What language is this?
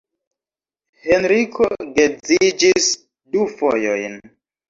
Esperanto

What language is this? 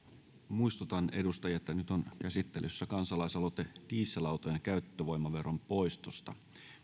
Finnish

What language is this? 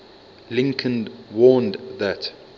English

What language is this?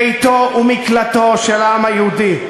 Hebrew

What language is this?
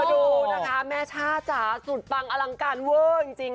Thai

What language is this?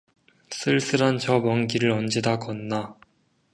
Korean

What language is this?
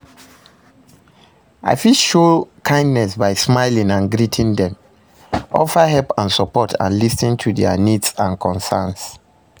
Nigerian Pidgin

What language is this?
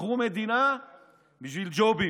Hebrew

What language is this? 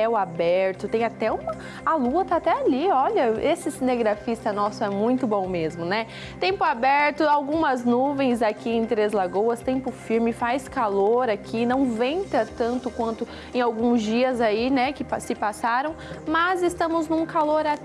Portuguese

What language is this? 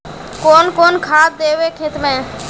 Magahi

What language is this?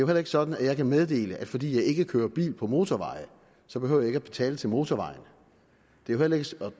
Danish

